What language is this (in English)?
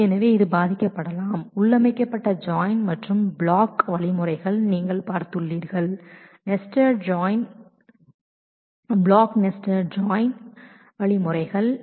Tamil